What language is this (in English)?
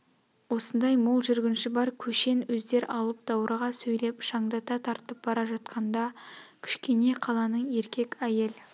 Kazakh